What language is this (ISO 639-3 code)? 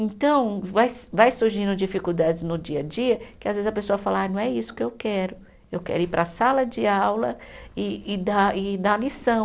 por